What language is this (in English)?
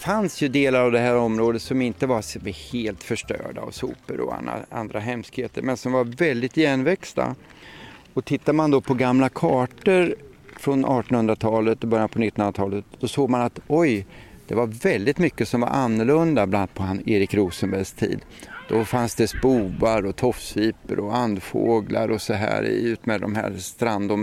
Swedish